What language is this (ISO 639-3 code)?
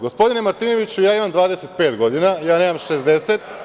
srp